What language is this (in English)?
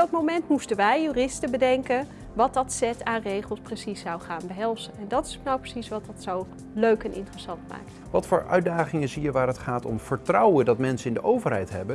Dutch